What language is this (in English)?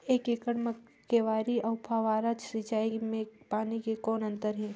Chhattisgarhi